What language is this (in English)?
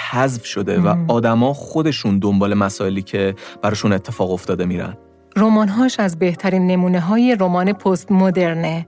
Persian